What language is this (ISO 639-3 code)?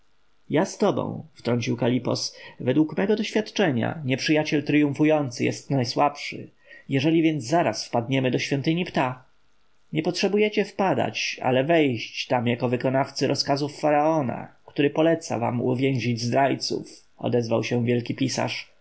pol